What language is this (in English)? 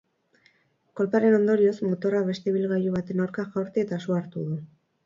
Basque